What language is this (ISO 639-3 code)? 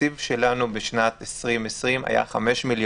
heb